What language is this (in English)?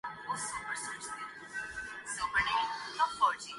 Urdu